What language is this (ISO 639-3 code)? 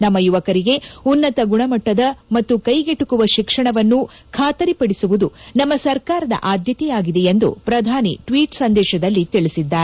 kan